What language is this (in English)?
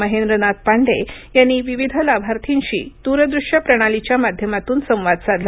Marathi